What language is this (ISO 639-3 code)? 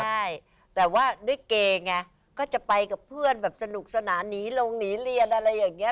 tha